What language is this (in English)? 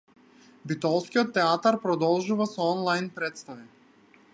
Macedonian